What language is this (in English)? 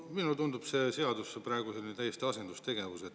Estonian